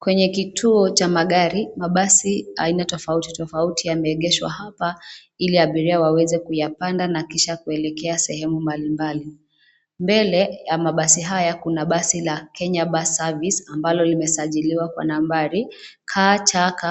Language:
Swahili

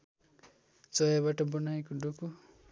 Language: Nepali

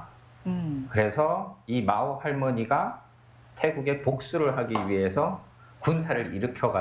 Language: Korean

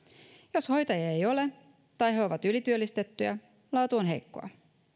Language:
Finnish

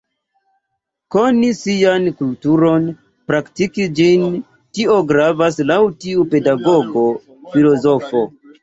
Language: Esperanto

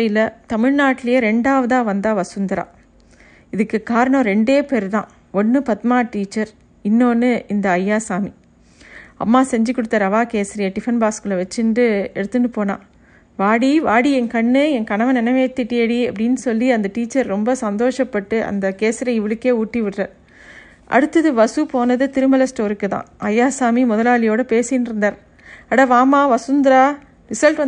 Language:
Tamil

